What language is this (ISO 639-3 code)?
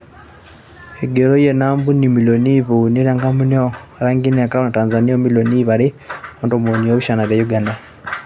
mas